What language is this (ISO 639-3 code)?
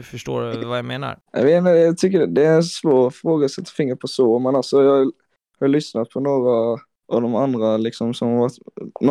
swe